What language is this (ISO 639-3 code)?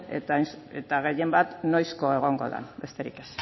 eus